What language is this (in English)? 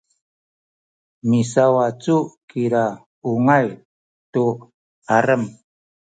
Sakizaya